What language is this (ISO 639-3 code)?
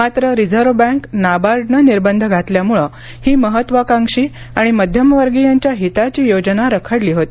mar